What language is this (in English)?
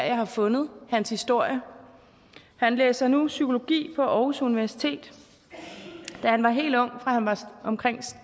Danish